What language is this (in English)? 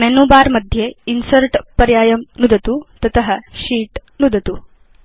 Sanskrit